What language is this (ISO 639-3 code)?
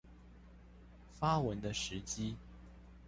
zho